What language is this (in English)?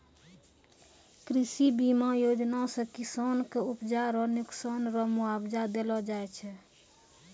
Maithili